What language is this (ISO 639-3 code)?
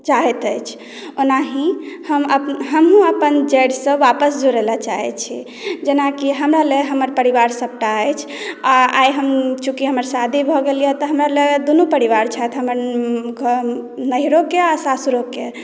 mai